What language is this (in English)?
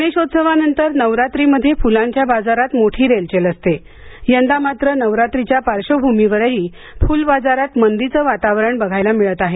Marathi